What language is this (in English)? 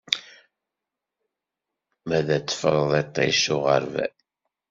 Kabyle